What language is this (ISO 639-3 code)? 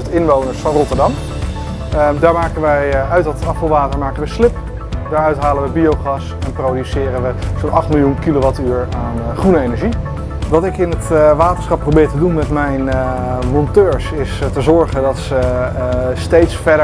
nld